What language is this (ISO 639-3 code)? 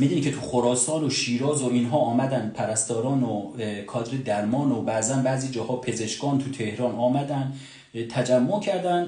fas